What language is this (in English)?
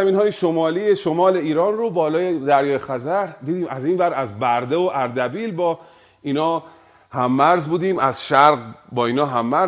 Persian